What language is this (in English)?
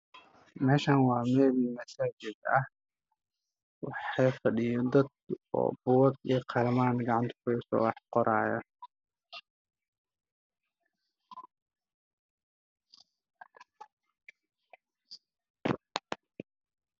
Somali